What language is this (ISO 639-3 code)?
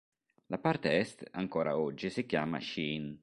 ita